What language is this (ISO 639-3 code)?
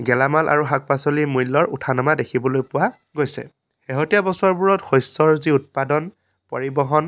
asm